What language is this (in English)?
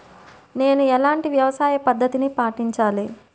Telugu